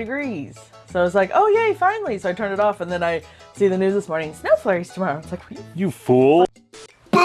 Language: English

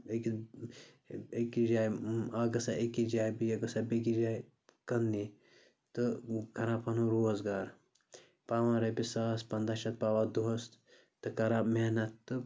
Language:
Kashmiri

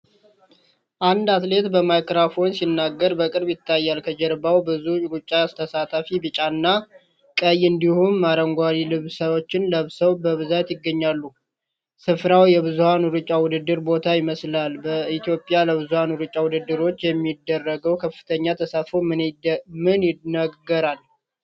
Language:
Amharic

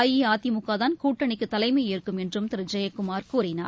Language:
Tamil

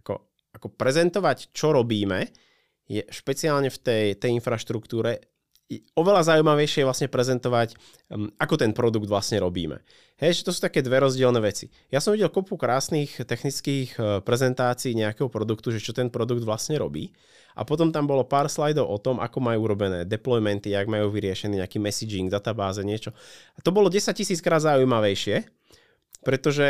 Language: Czech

